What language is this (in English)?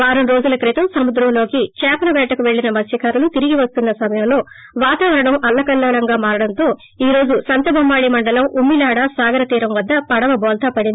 Telugu